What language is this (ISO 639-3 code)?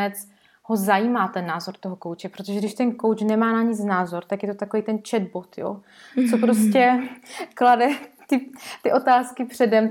ces